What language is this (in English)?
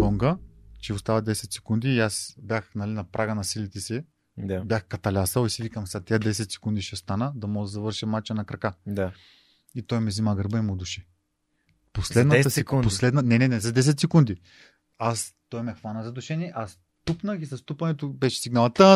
Bulgarian